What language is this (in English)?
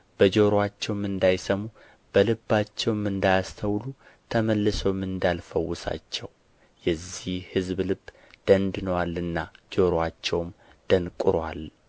Amharic